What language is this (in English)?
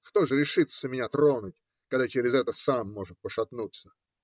Russian